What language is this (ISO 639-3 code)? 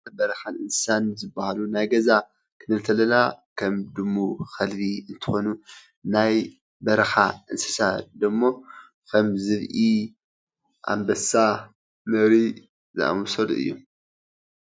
tir